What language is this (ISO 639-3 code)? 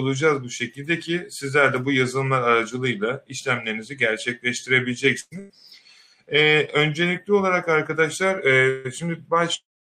tur